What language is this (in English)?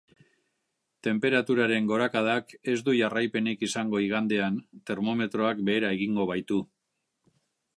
Basque